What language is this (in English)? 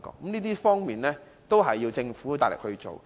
Cantonese